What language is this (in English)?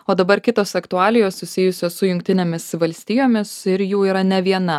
Lithuanian